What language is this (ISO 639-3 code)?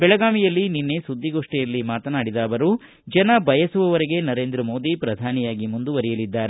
kan